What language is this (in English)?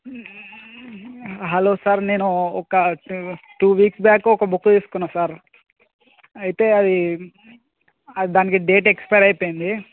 Telugu